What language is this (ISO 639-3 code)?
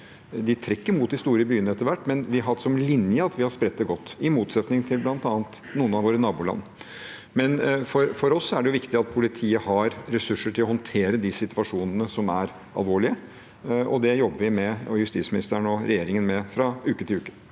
nor